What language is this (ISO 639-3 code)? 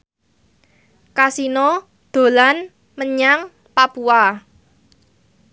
jav